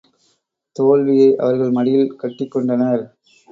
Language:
Tamil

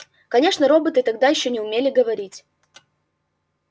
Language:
Russian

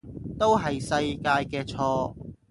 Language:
Cantonese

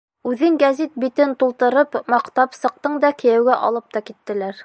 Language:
Bashkir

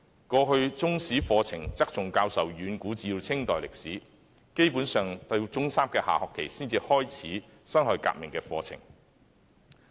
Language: Cantonese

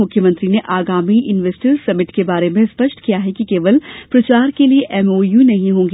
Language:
Hindi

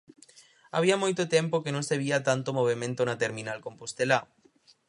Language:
Galician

